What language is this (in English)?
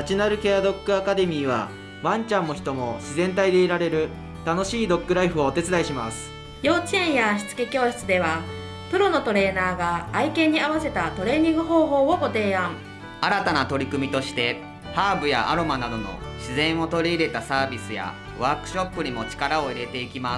Japanese